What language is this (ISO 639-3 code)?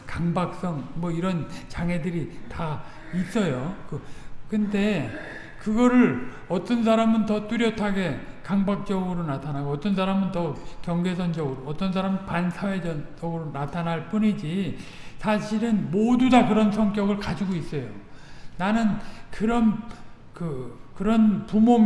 kor